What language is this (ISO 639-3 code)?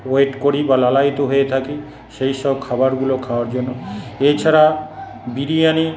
ben